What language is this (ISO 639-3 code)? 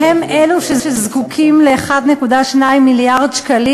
heb